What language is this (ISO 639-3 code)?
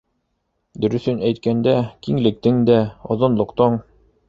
bak